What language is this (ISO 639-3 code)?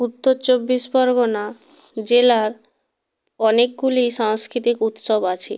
ben